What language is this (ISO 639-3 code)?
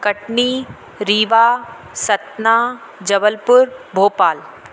snd